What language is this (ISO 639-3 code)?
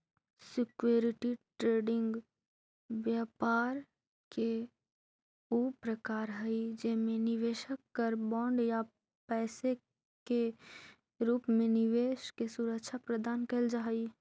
mag